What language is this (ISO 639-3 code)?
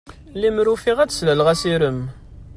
kab